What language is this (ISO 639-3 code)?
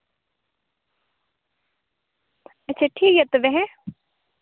sat